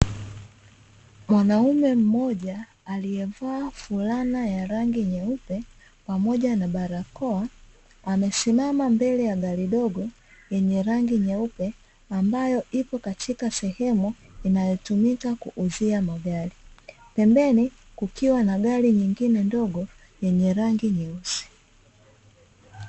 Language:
Swahili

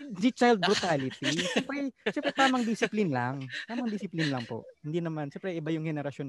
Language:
Filipino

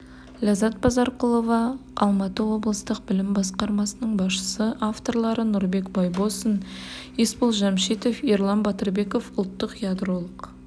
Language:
Kazakh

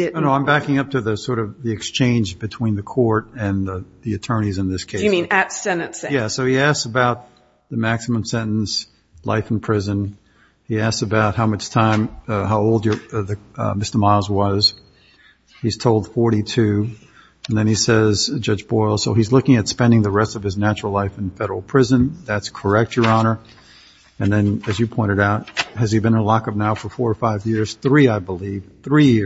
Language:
English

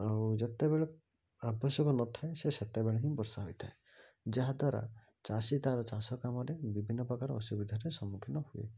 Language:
Odia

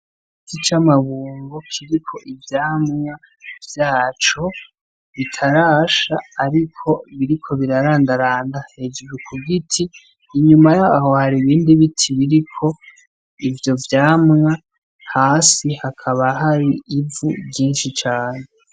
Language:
Rundi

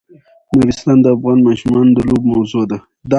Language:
Pashto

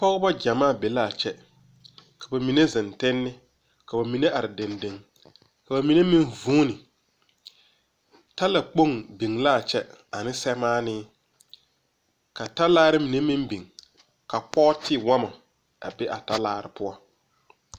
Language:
Southern Dagaare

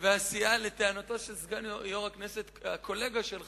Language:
Hebrew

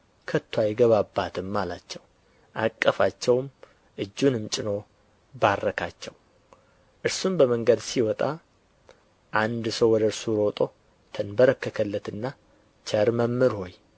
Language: Amharic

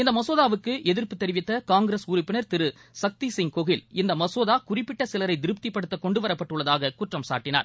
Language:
Tamil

